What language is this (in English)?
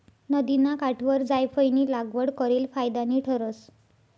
Marathi